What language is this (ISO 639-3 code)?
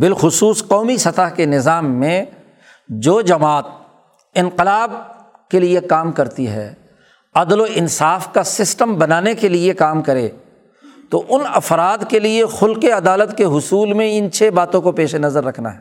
urd